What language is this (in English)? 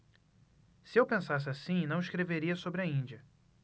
Portuguese